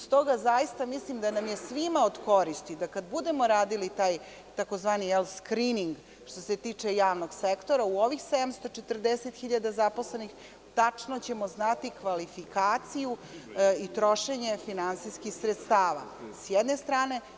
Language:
Serbian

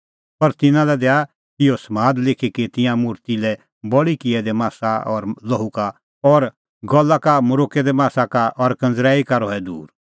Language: Kullu Pahari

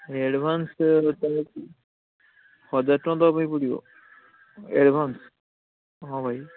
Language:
Odia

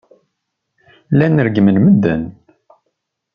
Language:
Kabyle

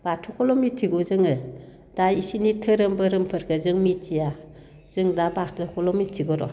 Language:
Bodo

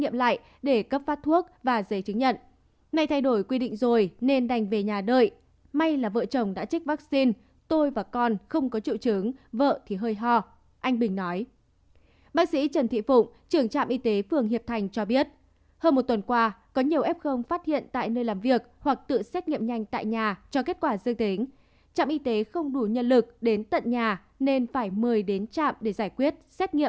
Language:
Vietnamese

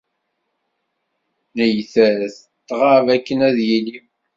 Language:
Kabyle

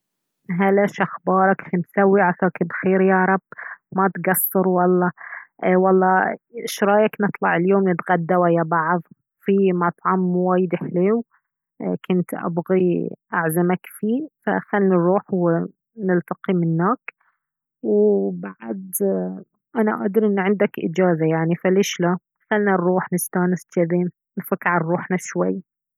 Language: Baharna Arabic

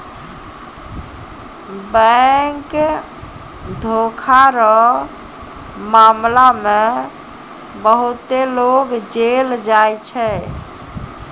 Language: Maithili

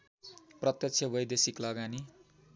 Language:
Nepali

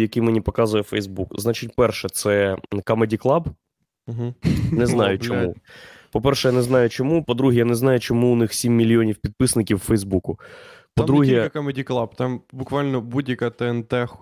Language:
Ukrainian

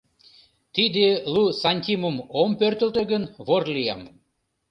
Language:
Mari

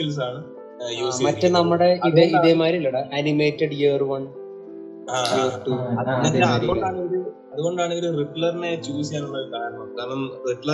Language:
Malayalam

